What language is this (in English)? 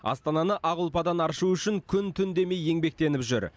Kazakh